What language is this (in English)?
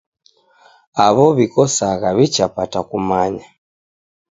Taita